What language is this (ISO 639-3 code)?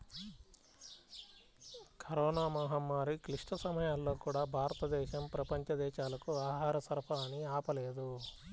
tel